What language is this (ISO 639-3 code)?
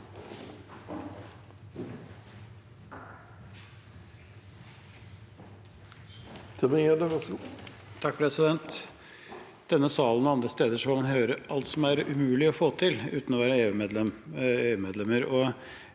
nor